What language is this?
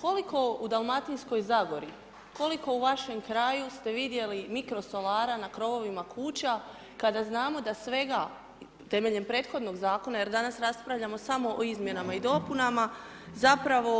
Croatian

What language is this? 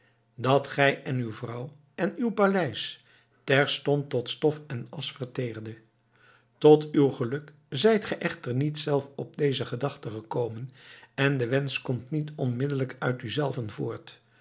Dutch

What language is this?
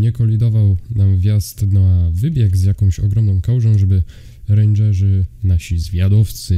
Polish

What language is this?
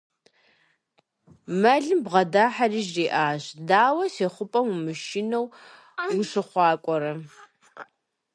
Kabardian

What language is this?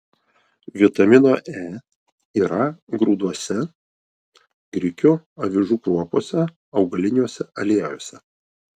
Lithuanian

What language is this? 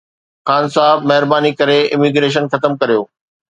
Sindhi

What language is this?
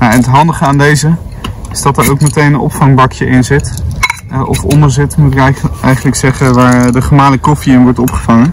Dutch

